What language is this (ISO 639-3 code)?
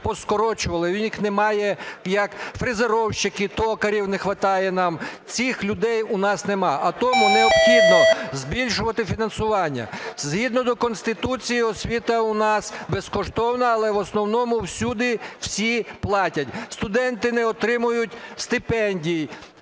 ukr